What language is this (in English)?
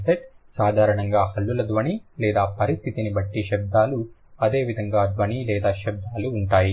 Telugu